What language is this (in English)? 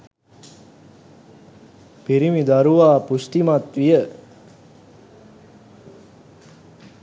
Sinhala